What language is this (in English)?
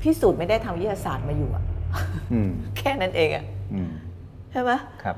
Thai